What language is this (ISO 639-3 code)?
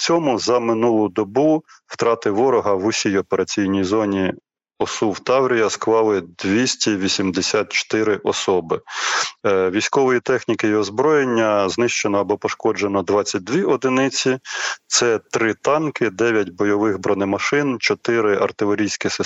ukr